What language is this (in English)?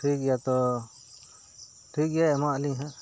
Santali